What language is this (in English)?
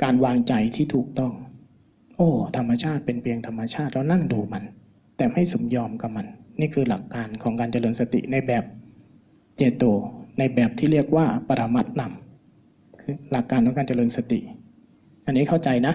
Thai